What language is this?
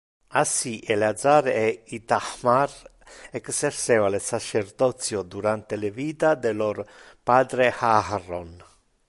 Interlingua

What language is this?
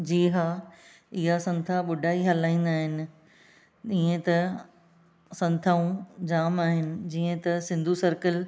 Sindhi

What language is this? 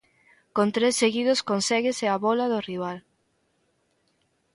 Galician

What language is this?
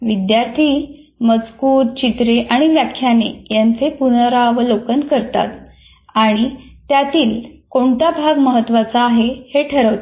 Marathi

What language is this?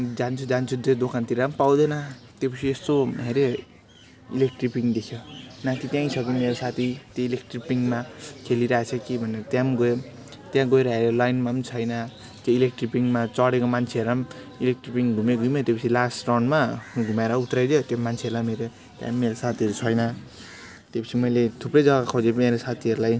Nepali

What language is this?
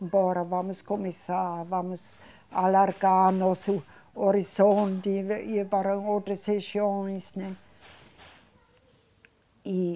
Portuguese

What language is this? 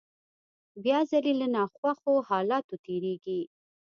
Pashto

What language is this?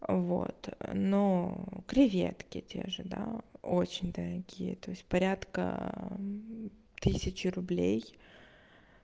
Russian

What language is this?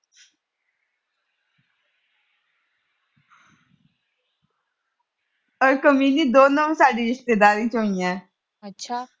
Punjabi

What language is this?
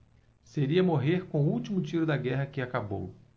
Portuguese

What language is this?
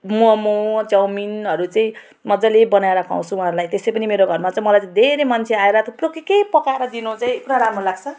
Nepali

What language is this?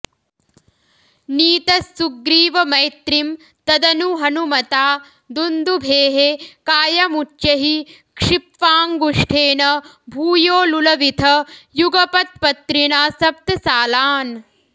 Sanskrit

